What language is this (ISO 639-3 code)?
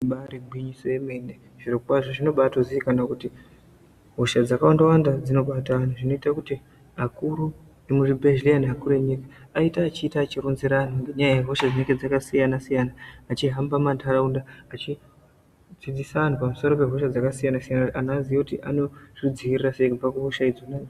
ndc